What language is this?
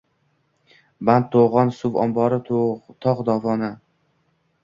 Uzbek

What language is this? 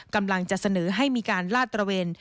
Thai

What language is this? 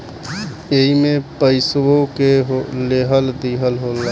Bhojpuri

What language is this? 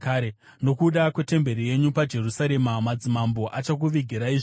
Shona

